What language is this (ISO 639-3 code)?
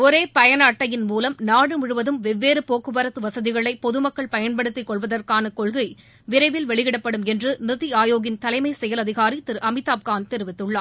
tam